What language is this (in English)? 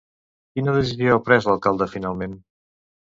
Catalan